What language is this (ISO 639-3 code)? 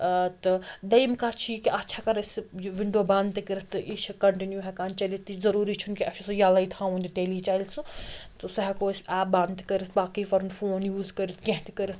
kas